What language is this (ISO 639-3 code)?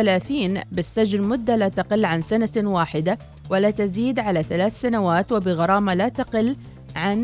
ara